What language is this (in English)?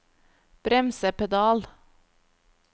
Norwegian